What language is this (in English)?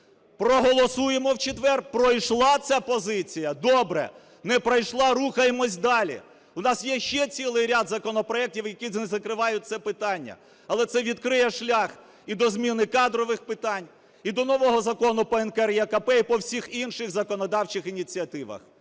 Ukrainian